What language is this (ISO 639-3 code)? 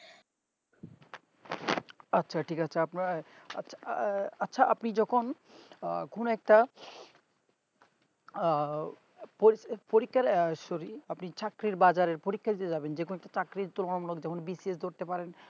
ben